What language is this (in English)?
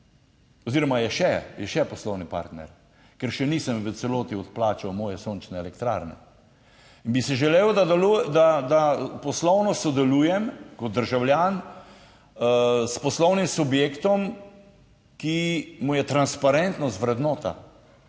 Slovenian